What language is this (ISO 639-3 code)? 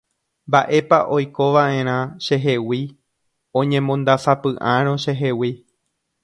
grn